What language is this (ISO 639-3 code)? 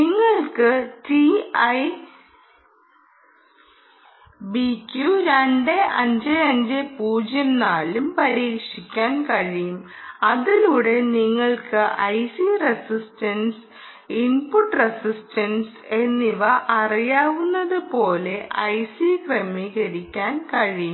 mal